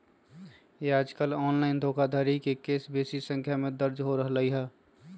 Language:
Magahi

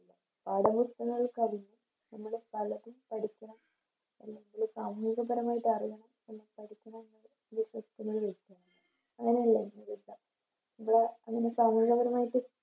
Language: Malayalam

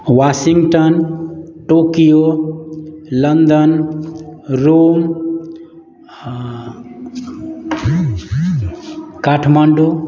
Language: Maithili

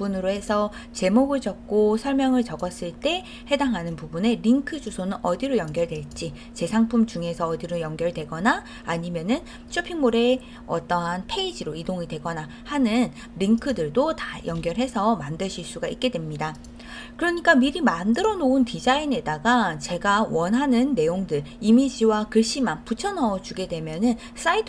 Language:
Korean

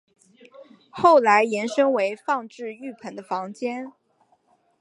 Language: Chinese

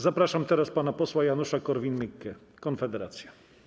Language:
Polish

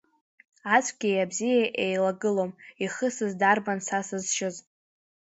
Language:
Abkhazian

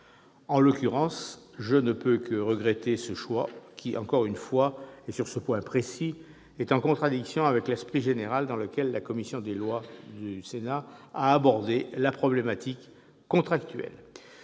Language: French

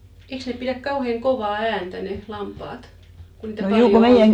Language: Finnish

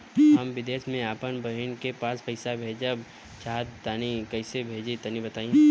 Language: Bhojpuri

